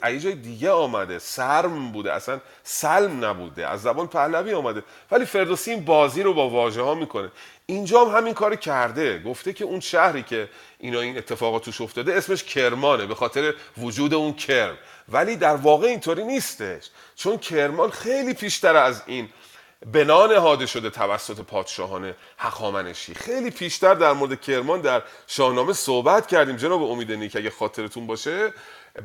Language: Persian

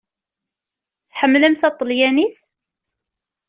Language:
Kabyle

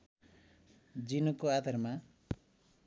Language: Nepali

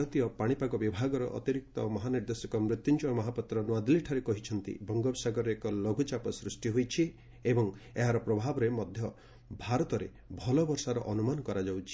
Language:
Odia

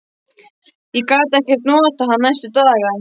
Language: Icelandic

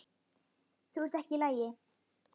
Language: Icelandic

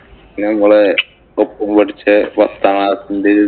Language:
Malayalam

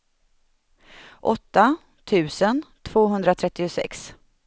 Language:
Swedish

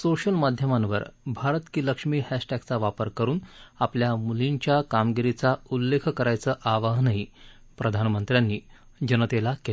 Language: Marathi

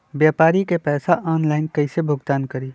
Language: Magahi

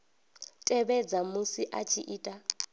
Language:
Venda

